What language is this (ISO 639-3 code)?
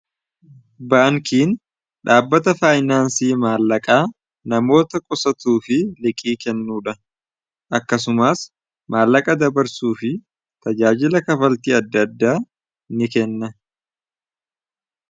orm